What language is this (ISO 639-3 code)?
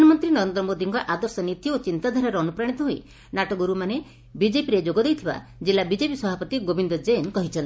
ori